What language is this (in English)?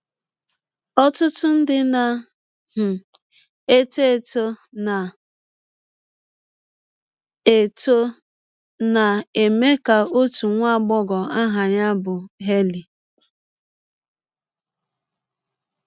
Igbo